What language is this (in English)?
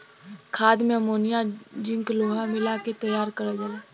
Bhojpuri